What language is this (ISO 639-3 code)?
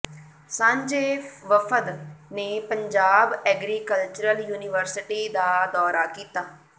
pan